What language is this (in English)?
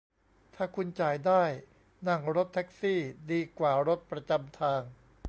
Thai